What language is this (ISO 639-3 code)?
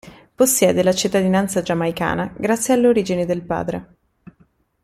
ita